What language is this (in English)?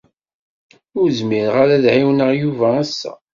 Kabyle